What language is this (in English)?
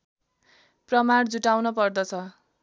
Nepali